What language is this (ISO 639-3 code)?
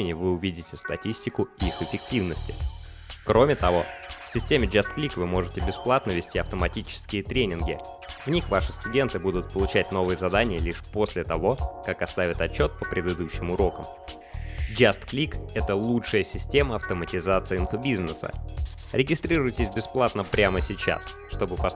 rus